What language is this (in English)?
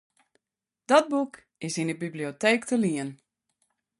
Western Frisian